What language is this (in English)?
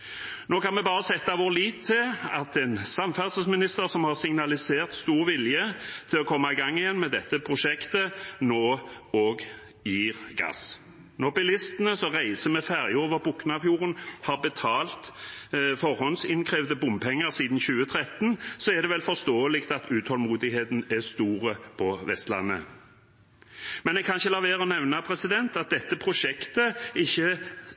Norwegian Bokmål